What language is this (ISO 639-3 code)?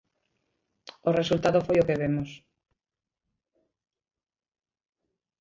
glg